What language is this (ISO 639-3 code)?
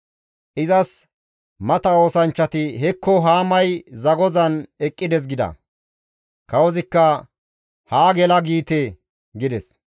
gmv